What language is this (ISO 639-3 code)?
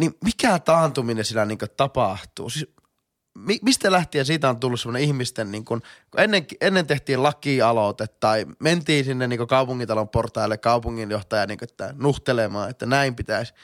fin